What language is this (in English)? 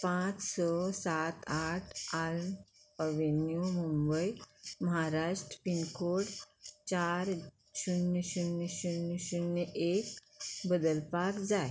Konkani